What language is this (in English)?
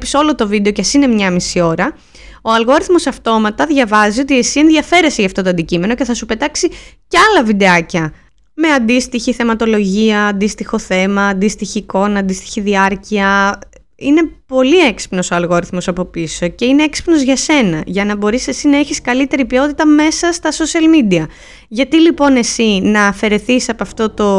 Greek